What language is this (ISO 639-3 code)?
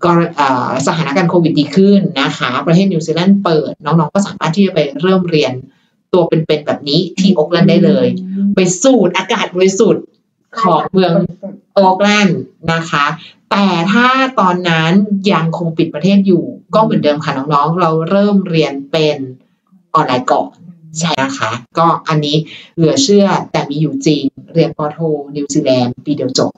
tha